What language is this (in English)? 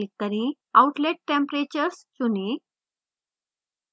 Hindi